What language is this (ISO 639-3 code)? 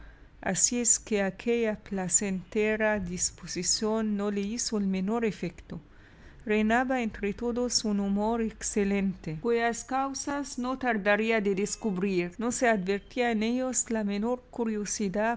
spa